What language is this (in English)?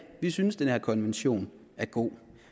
Danish